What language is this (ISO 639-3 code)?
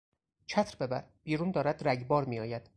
fas